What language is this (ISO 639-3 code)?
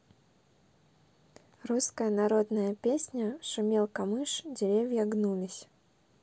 rus